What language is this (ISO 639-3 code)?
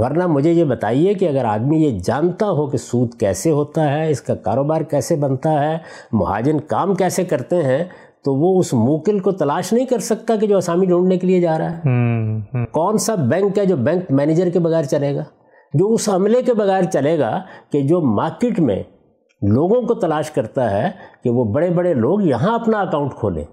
urd